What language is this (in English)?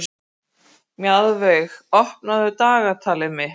Icelandic